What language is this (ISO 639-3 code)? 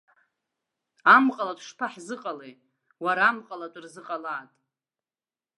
abk